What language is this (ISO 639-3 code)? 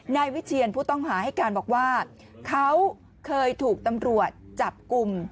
tha